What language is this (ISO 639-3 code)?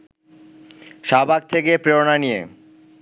ben